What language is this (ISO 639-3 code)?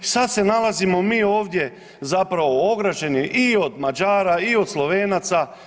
hrv